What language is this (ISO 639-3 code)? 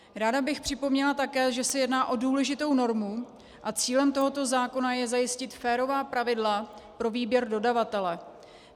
ces